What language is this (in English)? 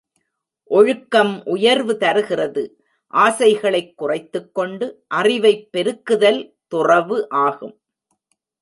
Tamil